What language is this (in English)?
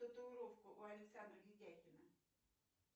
Russian